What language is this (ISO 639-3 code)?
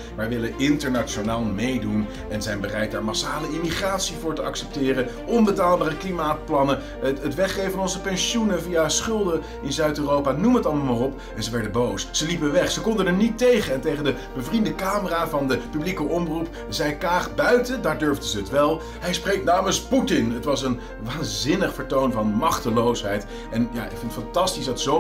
nld